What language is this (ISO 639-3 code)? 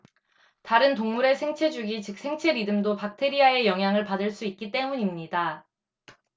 kor